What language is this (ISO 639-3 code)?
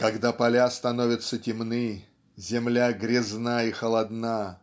rus